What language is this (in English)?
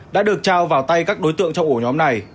Vietnamese